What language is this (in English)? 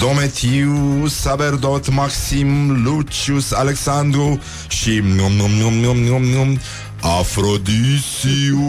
Romanian